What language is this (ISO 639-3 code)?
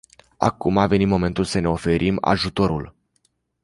ron